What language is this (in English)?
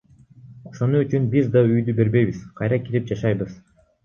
Kyrgyz